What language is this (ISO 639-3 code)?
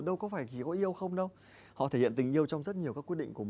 vie